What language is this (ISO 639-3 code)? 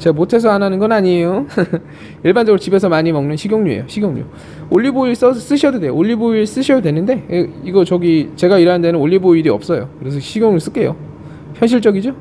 kor